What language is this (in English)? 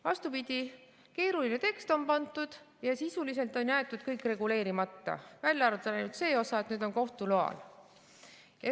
Estonian